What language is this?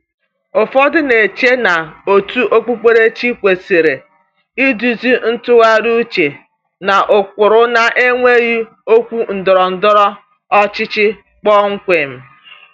Igbo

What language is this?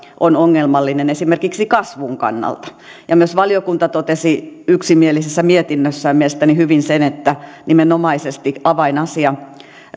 Finnish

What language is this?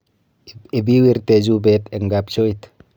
Kalenjin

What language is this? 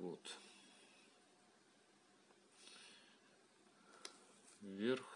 Russian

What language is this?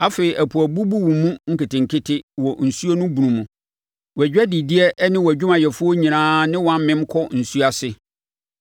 Akan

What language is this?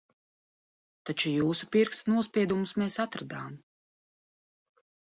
Latvian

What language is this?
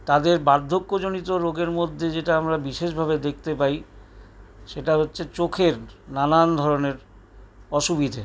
Bangla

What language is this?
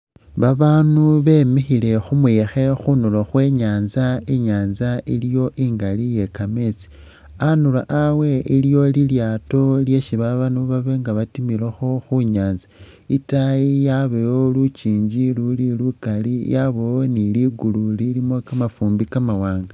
Masaaba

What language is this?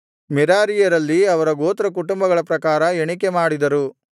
Kannada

